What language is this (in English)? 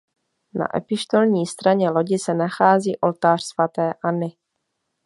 Czech